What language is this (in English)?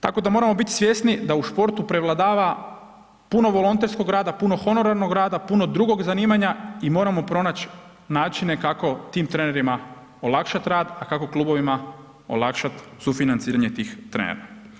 Croatian